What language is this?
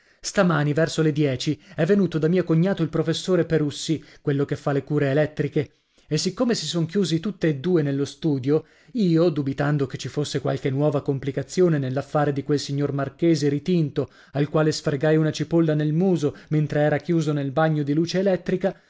Italian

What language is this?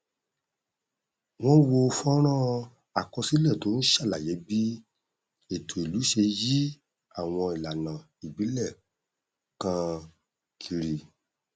Yoruba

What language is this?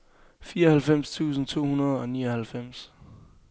Danish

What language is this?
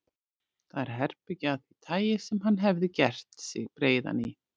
Icelandic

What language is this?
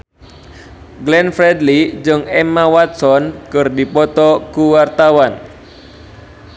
Sundanese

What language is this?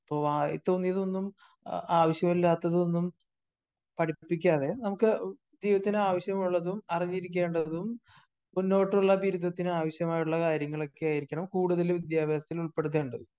Malayalam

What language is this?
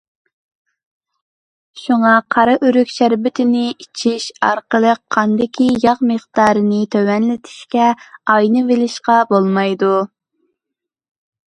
Uyghur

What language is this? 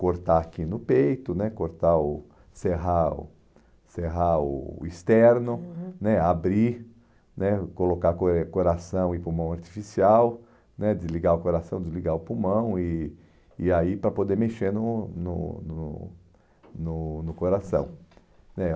Portuguese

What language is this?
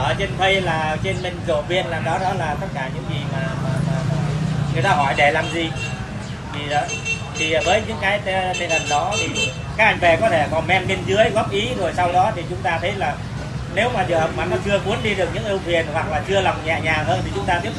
Vietnamese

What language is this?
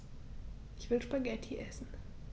German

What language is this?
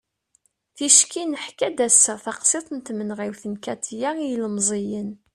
Kabyle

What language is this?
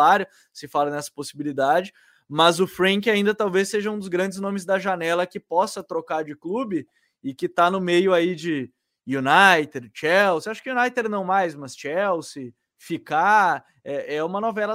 Portuguese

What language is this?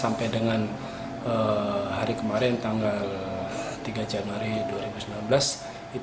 Indonesian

